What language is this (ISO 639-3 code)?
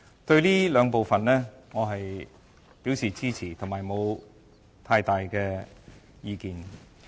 yue